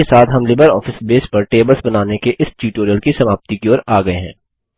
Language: Hindi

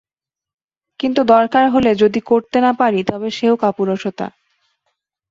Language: Bangla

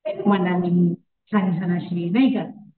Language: Marathi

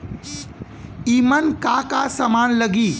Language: Bhojpuri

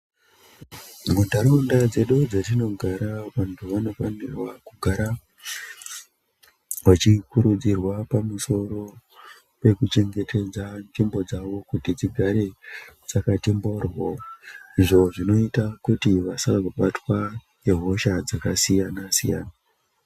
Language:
Ndau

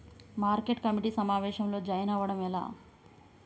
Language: Telugu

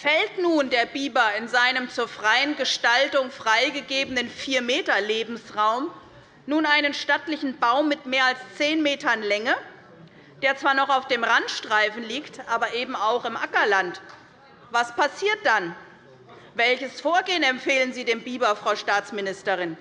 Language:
German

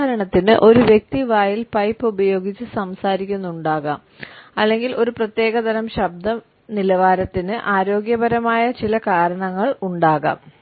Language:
Malayalam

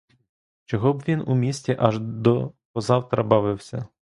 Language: Ukrainian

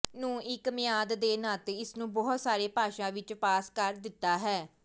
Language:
Punjabi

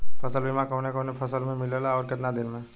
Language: Bhojpuri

